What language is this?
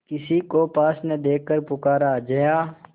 Hindi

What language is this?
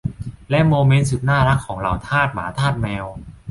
Thai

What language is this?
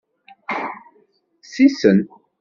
Kabyle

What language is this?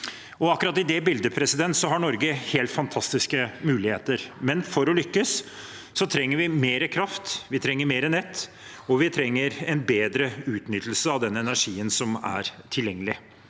Norwegian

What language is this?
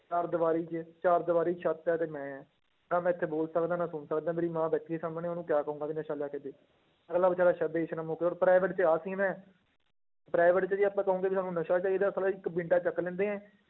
Punjabi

